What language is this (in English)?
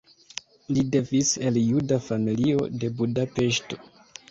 Esperanto